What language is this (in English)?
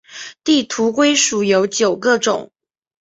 Chinese